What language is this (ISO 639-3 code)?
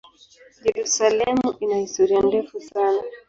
swa